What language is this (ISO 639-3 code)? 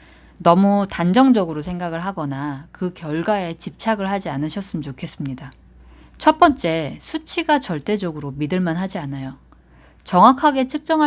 kor